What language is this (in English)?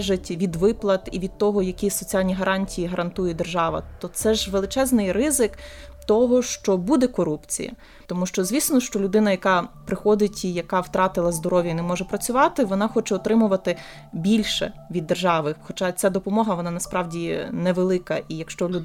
Ukrainian